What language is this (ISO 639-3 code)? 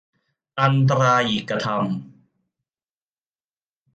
tha